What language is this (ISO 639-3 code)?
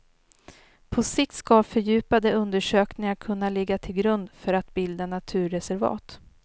swe